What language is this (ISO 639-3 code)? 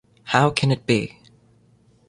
eng